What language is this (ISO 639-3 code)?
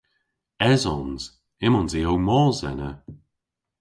cor